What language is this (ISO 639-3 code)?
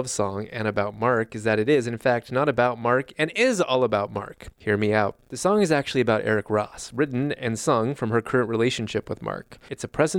eng